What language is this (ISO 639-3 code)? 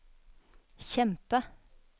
nor